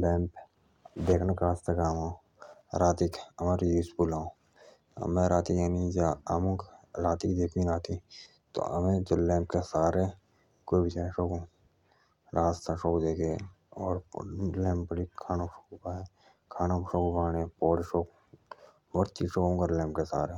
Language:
Jaunsari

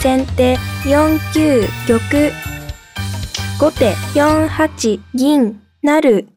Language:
Japanese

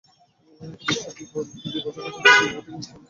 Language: Bangla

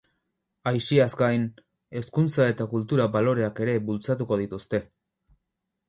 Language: Basque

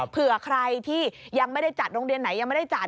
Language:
Thai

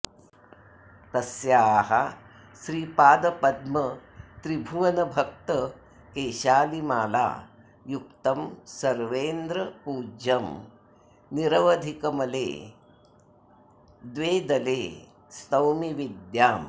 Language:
Sanskrit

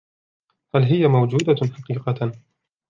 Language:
Arabic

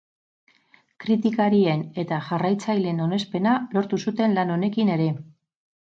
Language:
Basque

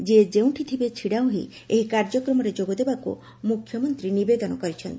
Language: Odia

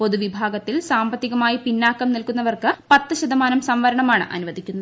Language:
Malayalam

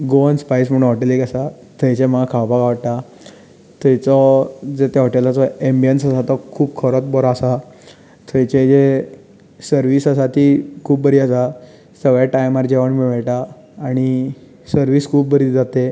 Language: Konkani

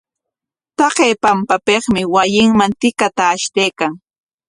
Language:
Corongo Ancash Quechua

